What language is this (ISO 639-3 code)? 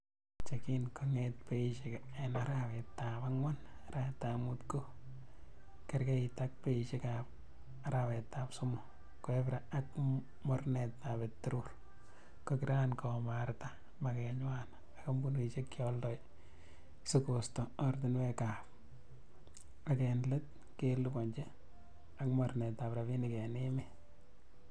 kln